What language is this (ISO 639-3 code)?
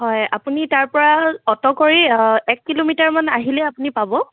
asm